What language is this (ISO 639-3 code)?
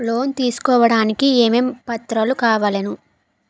tel